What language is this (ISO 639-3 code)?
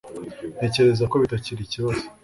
kin